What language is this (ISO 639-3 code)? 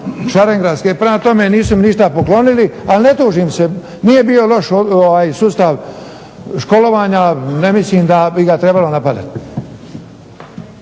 hrv